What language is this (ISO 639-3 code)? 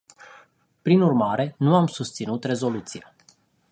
ron